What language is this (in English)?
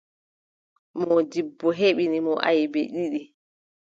Adamawa Fulfulde